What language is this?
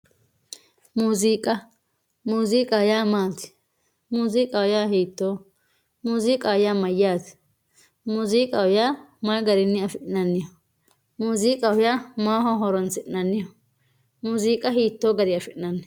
Sidamo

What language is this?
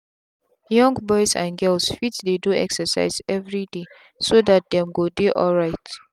Nigerian Pidgin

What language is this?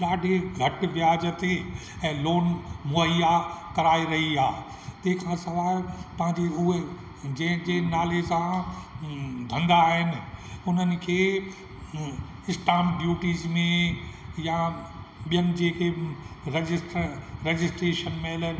Sindhi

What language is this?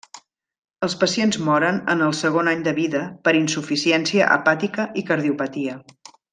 Catalan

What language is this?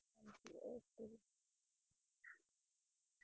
Punjabi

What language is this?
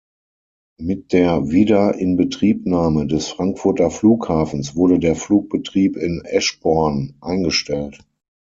German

